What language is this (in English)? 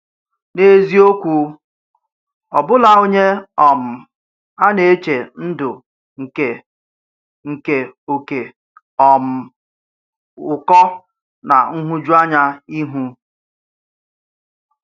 Igbo